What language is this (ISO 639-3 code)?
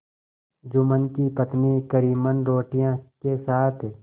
hin